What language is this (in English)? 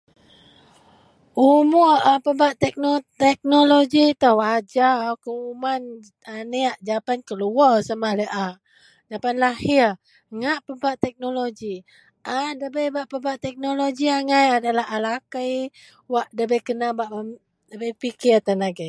Central Melanau